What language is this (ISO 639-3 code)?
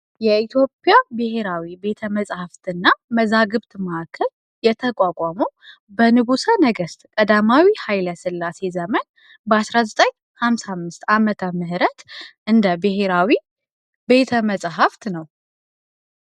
amh